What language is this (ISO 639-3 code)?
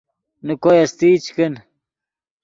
ydg